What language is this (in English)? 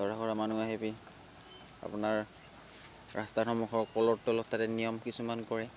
Assamese